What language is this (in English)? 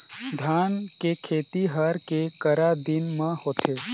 Chhattisgarhi